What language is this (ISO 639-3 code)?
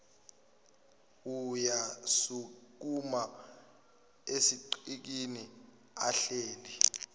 zul